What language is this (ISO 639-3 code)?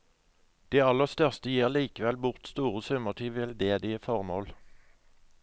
nor